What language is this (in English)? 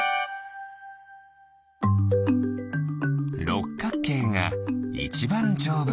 Japanese